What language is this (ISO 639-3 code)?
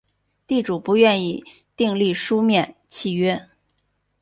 zho